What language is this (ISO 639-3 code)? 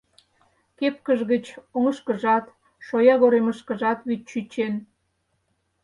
chm